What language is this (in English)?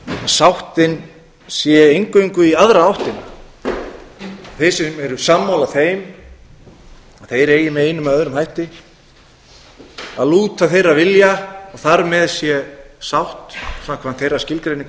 Icelandic